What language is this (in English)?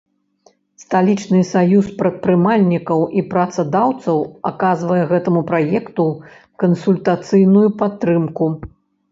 Belarusian